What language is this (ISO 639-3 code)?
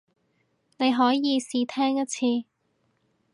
yue